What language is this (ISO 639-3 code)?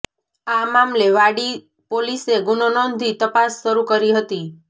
guj